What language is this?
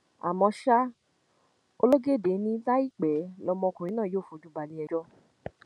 Yoruba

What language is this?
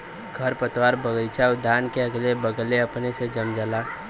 Bhojpuri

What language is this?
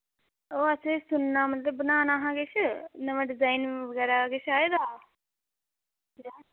Dogri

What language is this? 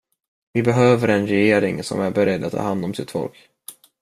Swedish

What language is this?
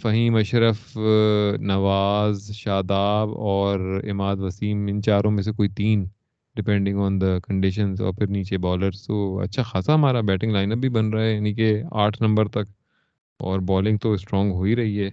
Urdu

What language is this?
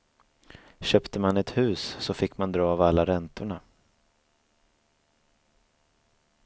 Swedish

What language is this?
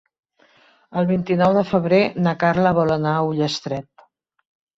Catalan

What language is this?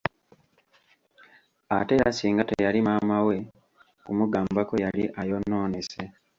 Ganda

